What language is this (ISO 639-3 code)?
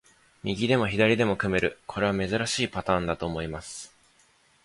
jpn